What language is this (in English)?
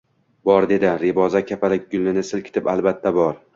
Uzbek